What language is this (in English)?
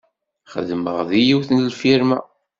Kabyle